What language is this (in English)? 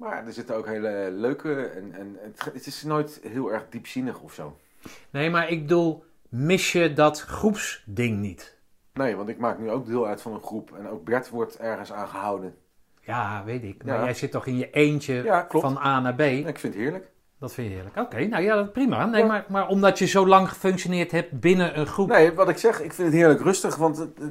Dutch